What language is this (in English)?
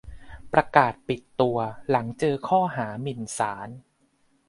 Thai